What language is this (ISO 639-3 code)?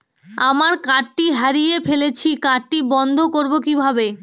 ben